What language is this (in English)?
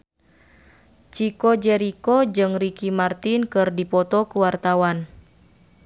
Sundanese